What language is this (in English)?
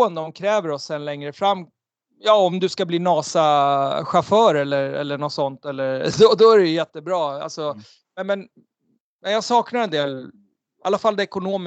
Swedish